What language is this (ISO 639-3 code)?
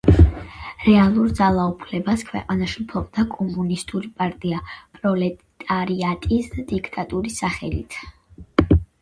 kat